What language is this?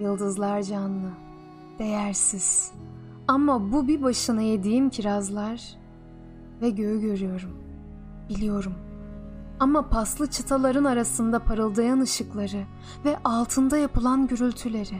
Turkish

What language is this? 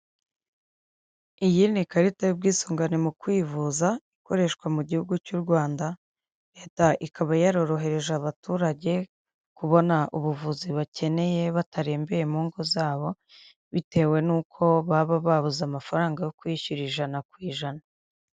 Kinyarwanda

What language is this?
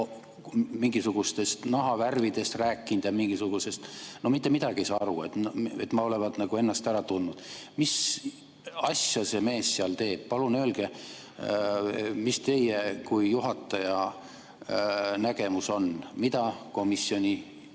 Estonian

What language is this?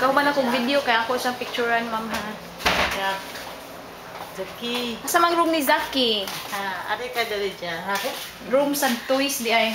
Indonesian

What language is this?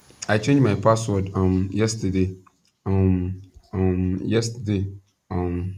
Nigerian Pidgin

